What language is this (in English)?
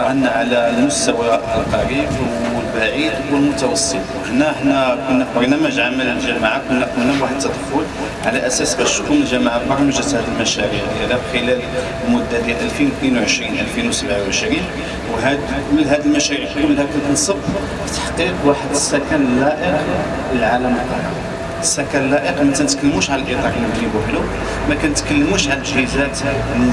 Arabic